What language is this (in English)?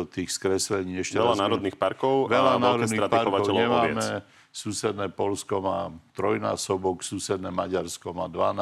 Slovak